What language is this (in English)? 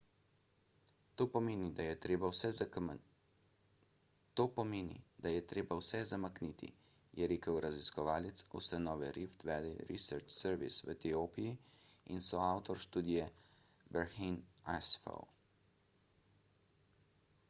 Slovenian